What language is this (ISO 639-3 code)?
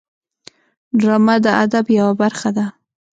pus